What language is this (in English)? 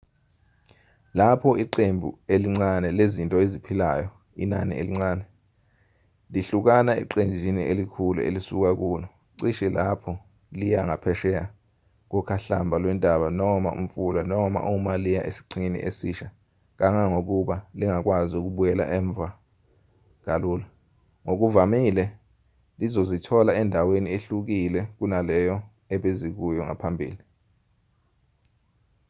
Zulu